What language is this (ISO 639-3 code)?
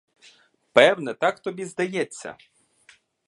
ukr